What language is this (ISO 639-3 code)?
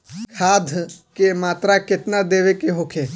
bho